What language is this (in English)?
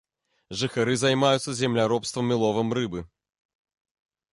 Belarusian